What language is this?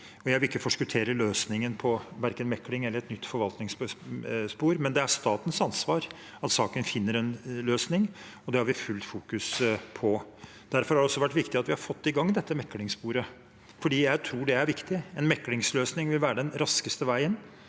Norwegian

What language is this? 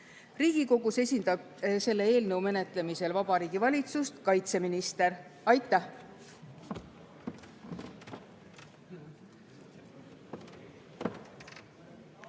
Estonian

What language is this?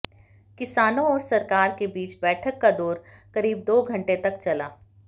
Hindi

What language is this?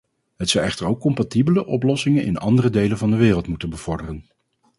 Dutch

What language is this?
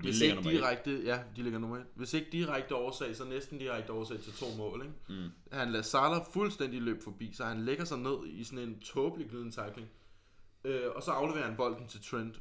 Danish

